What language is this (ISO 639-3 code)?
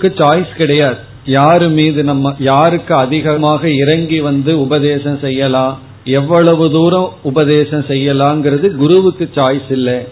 tam